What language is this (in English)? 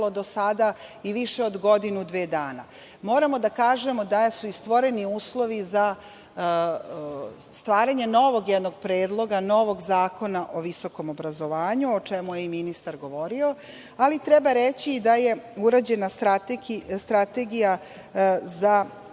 Serbian